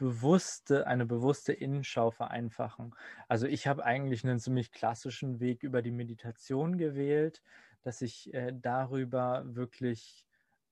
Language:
German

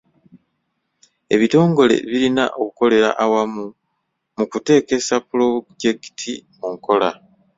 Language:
Ganda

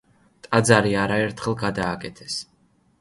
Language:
Georgian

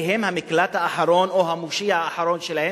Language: Hebrew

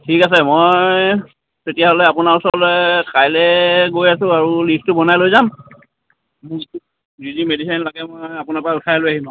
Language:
Assamese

